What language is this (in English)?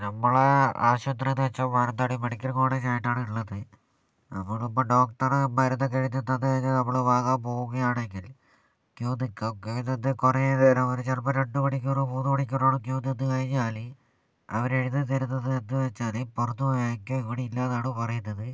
Malayalam